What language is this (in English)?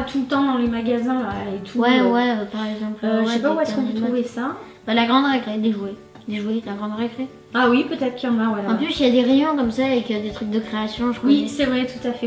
French